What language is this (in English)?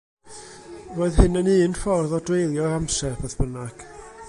Welsh